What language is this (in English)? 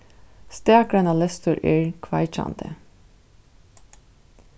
Faroese